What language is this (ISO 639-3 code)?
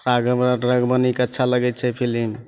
mai